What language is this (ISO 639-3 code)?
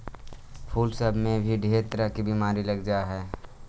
mag